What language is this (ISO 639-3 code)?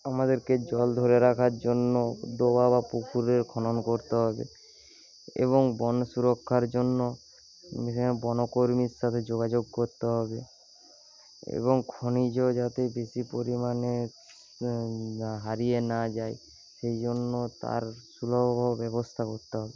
ben